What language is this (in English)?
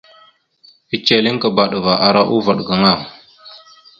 Mada (Cameroon)